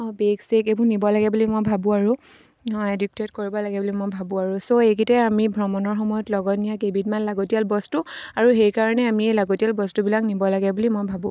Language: Assamese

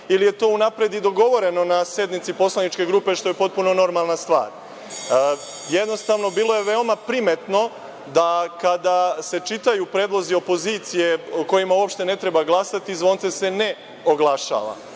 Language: Serbian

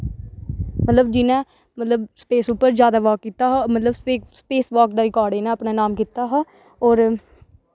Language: Dogri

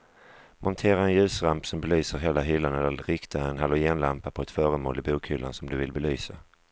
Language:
Swedish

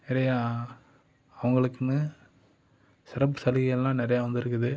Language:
Tamil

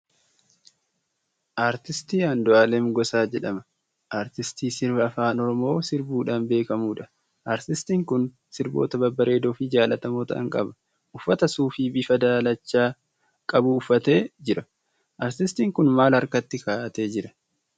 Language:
Oromo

